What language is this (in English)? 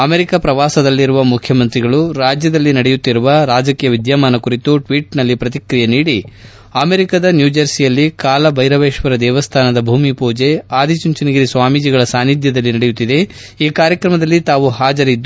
Kannada